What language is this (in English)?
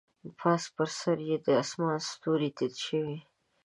Pashto